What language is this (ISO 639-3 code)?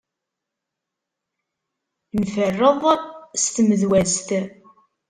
kab